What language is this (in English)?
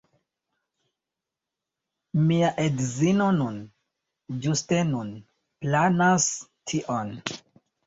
Esperanto